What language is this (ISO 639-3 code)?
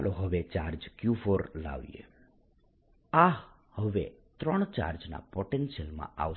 guj